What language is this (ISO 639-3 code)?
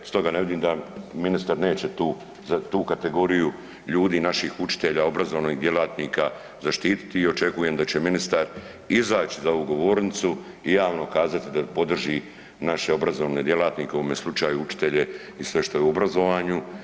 hrv